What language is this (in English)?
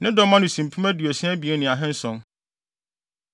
Akan